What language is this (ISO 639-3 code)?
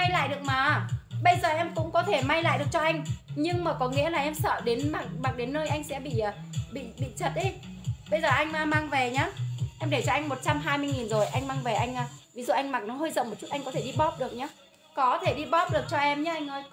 vie